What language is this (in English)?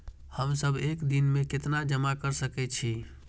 Maithili